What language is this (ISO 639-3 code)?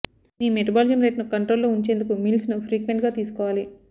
tel